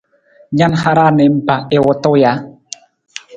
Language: Nawdm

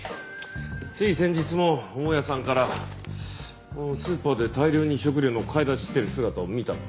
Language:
Japanese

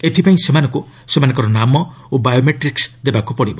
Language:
Odia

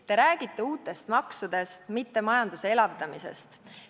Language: Estonian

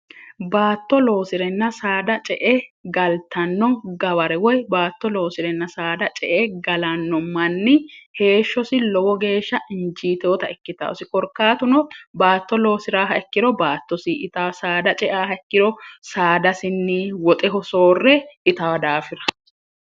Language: Sidamo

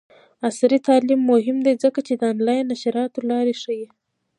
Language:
Pashto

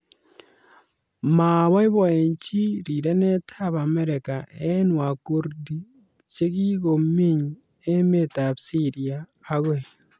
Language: Kalenjin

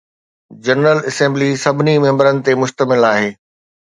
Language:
Sindhi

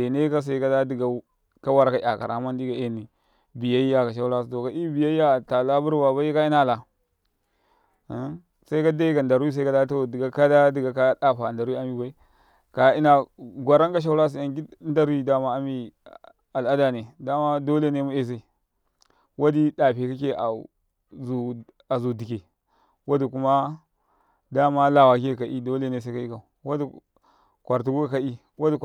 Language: Karekare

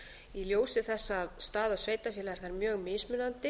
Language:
Icelandic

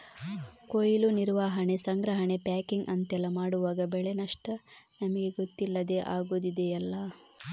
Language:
Kannada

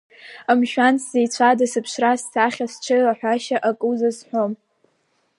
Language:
Abkhazian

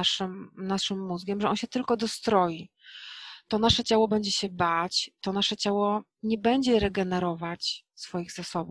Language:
Polish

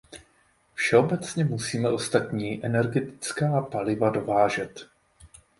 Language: Czech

